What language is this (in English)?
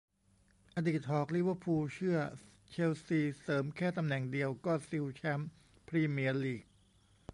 Thai